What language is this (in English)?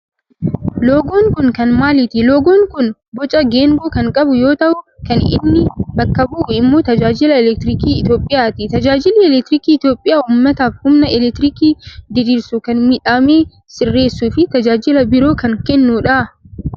Oromo